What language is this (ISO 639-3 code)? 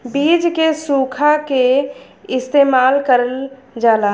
bho